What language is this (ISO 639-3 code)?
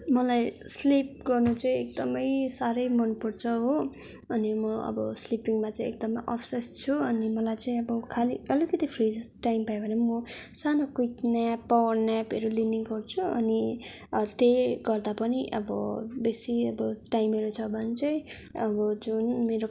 nep